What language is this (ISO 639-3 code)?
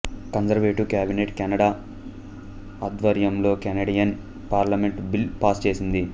tel